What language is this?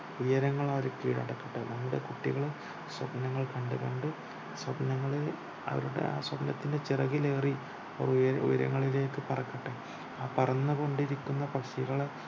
Malayalam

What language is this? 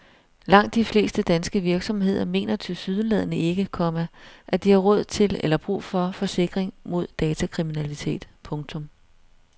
Danish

